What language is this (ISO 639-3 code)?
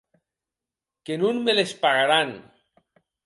oci